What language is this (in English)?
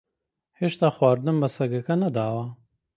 Central Kurdish